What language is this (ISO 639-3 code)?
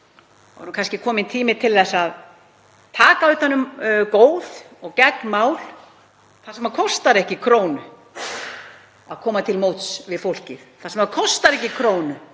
isl